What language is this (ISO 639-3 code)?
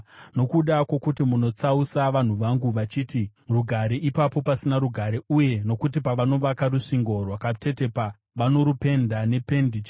sna